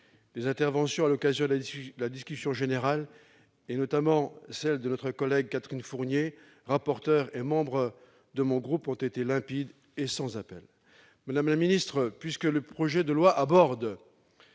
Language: French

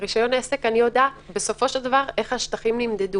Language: Hebrew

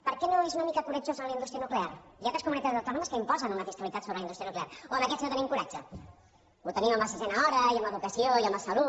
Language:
Catalan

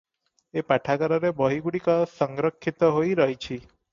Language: Odia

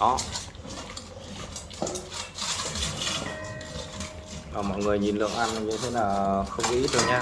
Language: Vietnamese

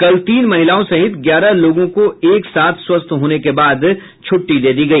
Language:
Hindi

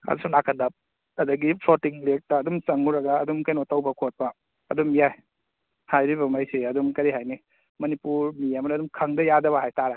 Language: Manipuri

